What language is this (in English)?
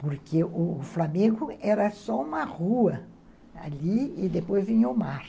Portuguese